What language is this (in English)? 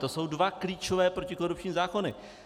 Czech